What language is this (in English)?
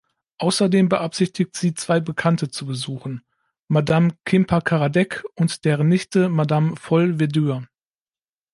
German